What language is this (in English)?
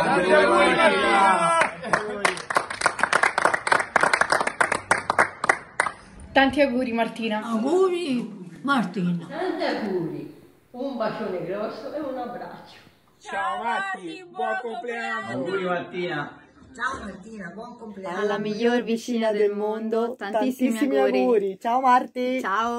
Italian